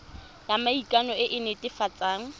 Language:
Tswana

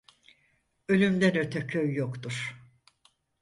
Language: Turkish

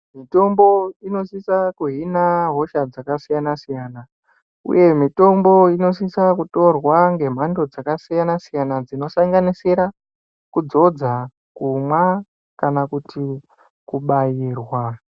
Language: Ndau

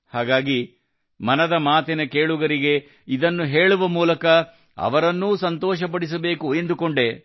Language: Kannada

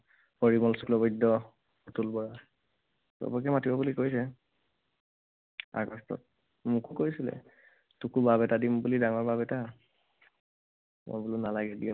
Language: Assamese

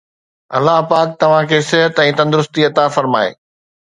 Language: Sindhi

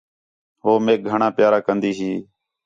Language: Khetrani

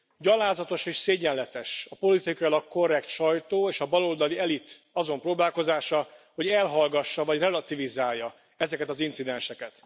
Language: Hungarian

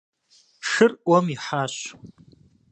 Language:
Kabardian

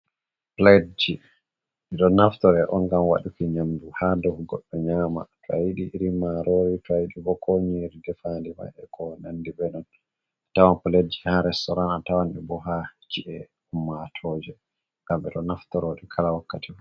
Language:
Fula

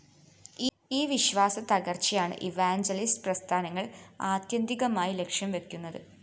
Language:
Malayalam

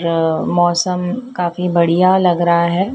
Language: Hindi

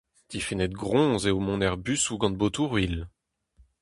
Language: Breton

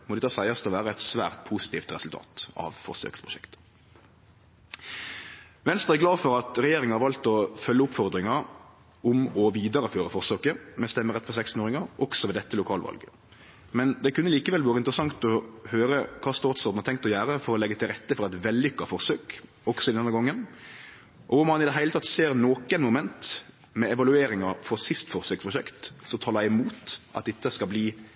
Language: Norwegian Nynorsk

